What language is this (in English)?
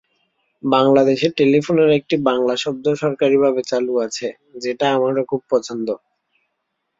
Bangla